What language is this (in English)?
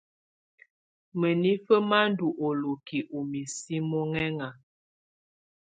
Tunen